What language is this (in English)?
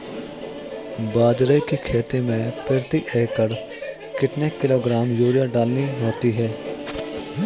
Hindi